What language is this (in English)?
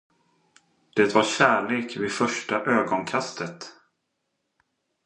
Swedish